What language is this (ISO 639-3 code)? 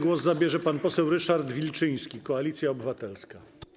pol